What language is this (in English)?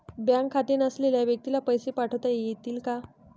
Marathi